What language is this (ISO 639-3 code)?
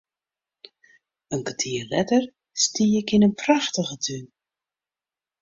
fry